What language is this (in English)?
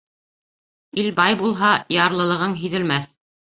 Bashkir